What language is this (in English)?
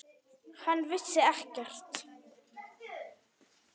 Icelandic